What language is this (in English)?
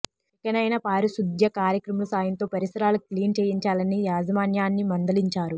Telugu